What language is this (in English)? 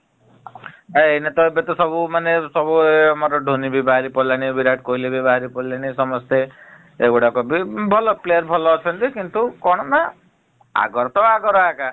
Odia